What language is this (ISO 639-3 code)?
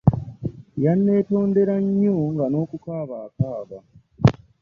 lug